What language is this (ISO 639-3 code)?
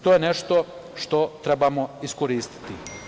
srp